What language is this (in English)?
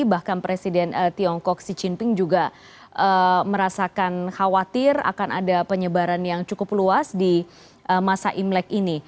Indonesian